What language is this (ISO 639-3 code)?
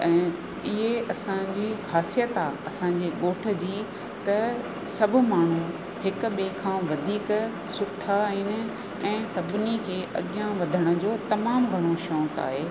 snd